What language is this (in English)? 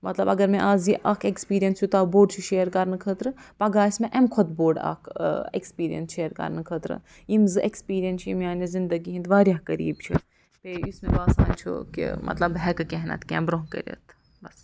Kashmiri